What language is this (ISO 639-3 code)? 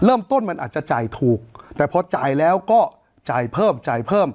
tha